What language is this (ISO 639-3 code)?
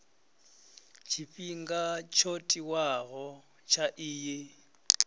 ven